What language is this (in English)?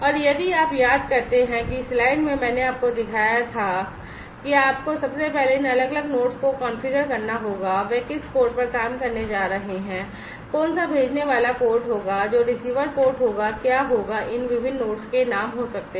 Hindi